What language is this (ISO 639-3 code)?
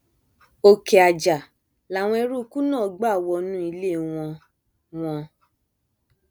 yor